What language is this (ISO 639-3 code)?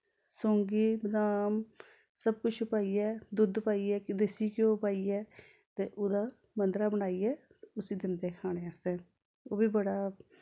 doi